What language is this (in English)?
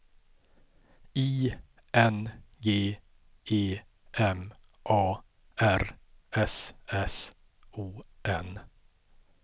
Swedish